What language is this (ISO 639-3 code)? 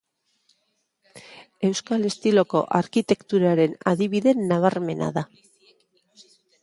eus